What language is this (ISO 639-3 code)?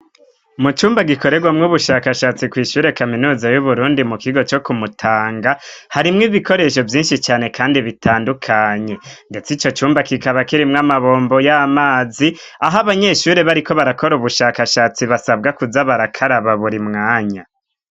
run